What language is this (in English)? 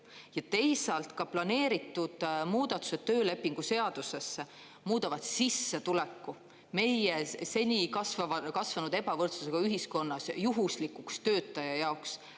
Estonian